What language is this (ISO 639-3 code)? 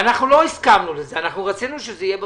heb